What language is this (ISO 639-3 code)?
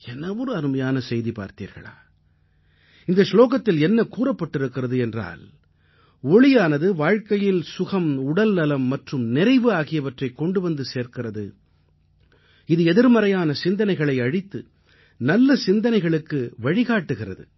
tam